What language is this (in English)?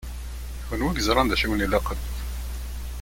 Kabyle